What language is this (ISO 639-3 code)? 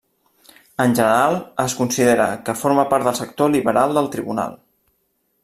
cat